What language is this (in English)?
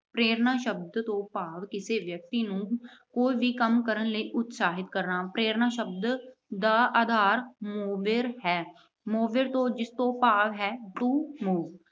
Punjabi